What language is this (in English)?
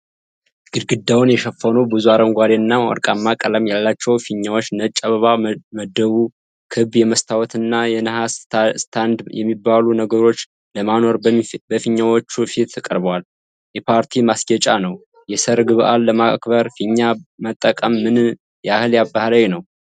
Amharic